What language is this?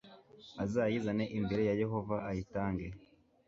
Kinyarwanda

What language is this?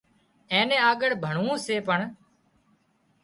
Wadiyara Koli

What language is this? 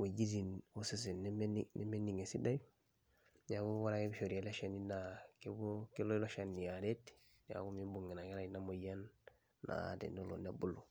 Masai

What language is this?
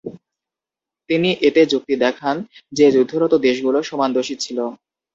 Bangla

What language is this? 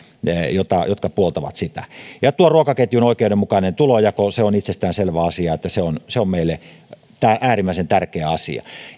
Finnish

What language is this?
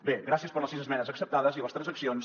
Catalan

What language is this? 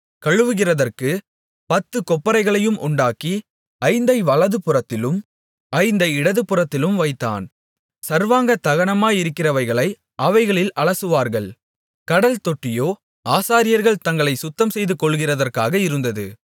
Tamil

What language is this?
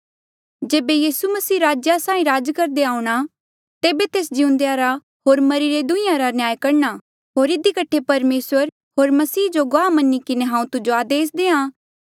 Mandeali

